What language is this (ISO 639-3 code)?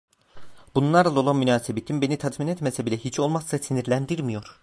tur